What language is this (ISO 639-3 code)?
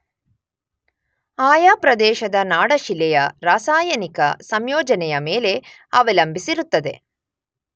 kan